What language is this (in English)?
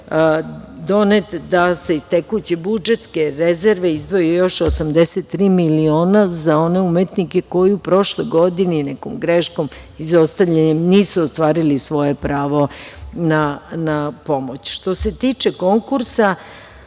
Serbian